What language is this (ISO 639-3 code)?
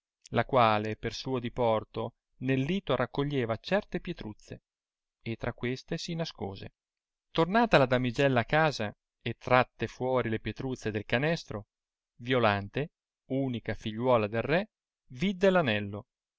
ita